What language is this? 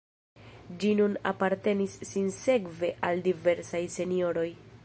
Esperanto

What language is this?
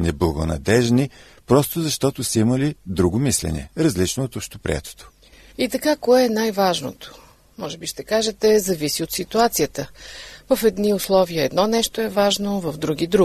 Bulgarian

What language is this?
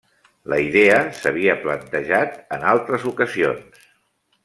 Catalan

